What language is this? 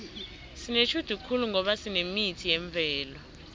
South Ndebele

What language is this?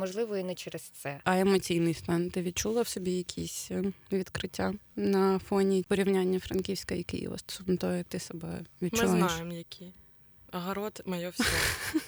Ukrainian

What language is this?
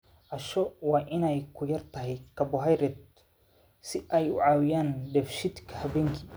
Somali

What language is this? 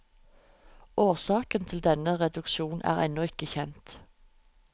Norwegian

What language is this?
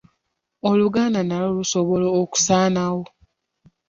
Ganda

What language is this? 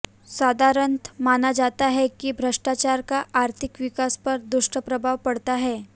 Hindi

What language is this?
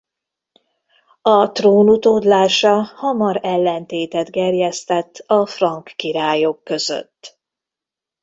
Hungarian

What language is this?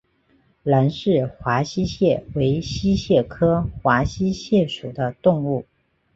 Chinese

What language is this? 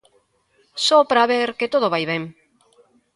Galician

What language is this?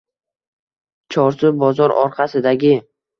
Uzbek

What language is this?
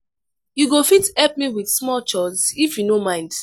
Nigerian Pidgin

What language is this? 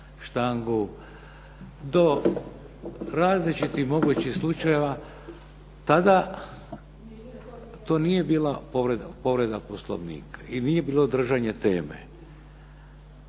Croatian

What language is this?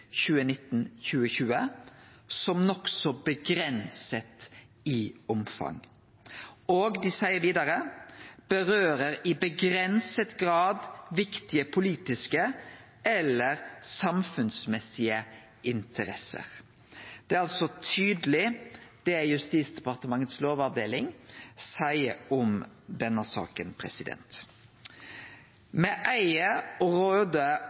Norwegian Nynorsk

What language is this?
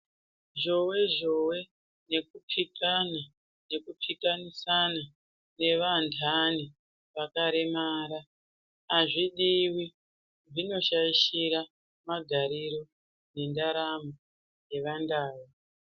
Ndau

